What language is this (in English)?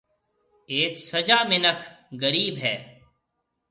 Marwari (Pakistan)